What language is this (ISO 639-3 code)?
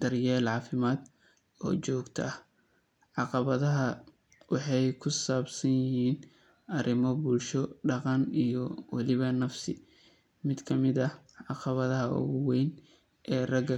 som